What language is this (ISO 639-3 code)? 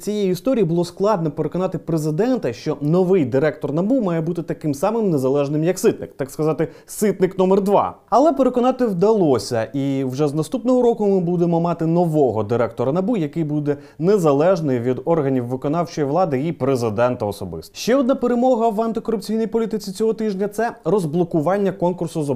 ukr